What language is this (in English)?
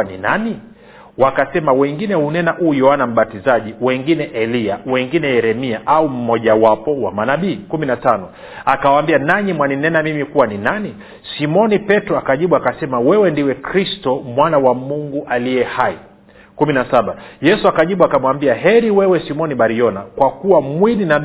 Swahili